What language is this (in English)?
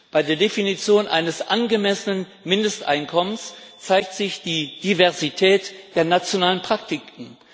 German